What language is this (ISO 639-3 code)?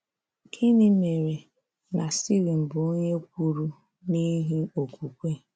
ibo